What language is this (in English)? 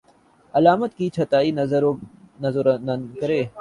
Urdu